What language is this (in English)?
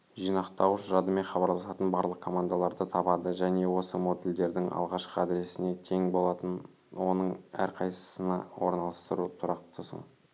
Kazakh